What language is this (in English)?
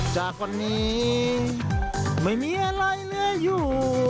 Thai